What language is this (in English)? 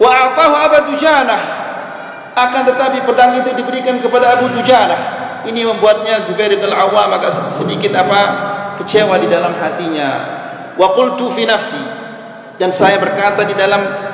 Malay